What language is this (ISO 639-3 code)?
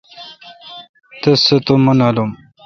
xka